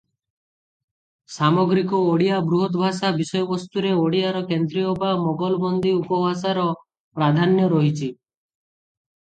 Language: Odia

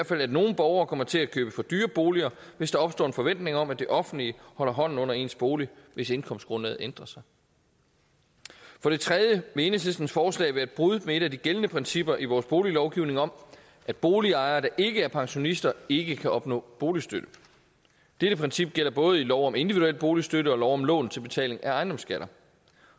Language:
Danish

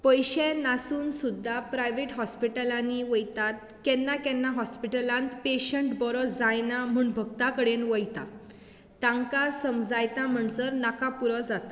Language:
Konkani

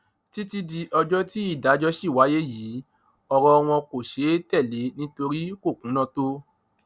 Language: Yoruba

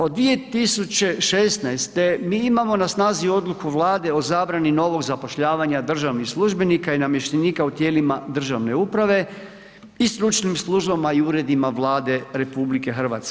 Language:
Croatian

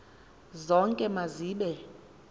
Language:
Xhosa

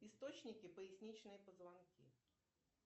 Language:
Russian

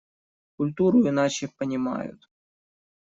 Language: Russian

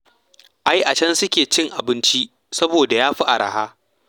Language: Hausa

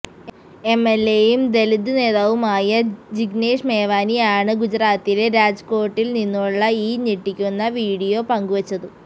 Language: Malayalam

